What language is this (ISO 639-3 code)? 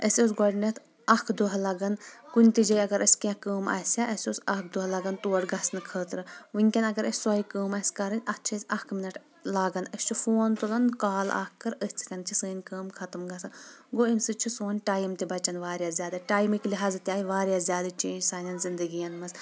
kas